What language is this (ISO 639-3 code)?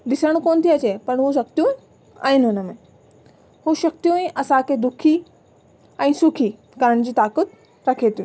snd